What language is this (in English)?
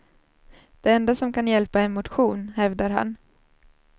Swedish